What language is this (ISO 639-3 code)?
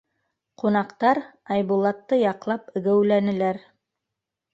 bak